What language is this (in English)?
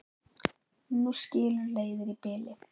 Icelandic